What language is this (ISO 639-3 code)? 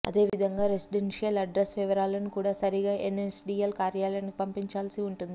tel